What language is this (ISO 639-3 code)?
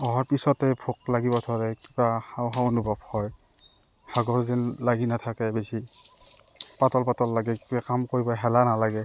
asm